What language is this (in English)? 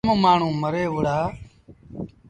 Sindhi Bhil